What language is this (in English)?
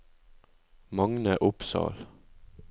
Norwegian